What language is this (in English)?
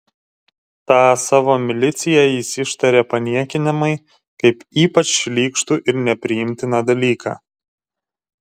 Lithuanian